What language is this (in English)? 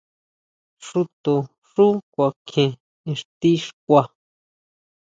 Huautla Mazatec